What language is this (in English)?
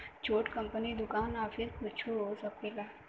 Bhojpuri